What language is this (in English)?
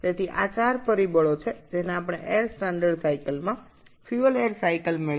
Bangla